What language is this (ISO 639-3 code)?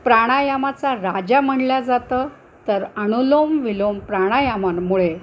mar